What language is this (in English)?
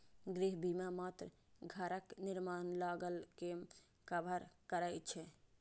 Maithili